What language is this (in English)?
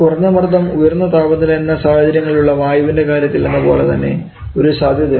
Malayalam